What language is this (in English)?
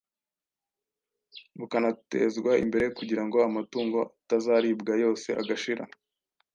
Kinyarwanda